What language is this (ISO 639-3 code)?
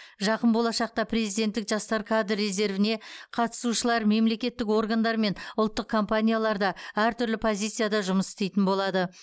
kaz